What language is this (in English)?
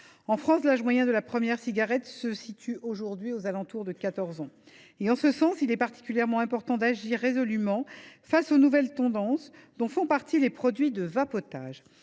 French